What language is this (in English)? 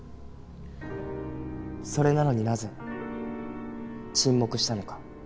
Japanese